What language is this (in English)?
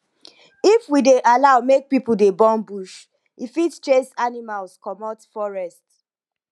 Nigerian Pidgin